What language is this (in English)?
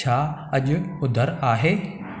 Sindhi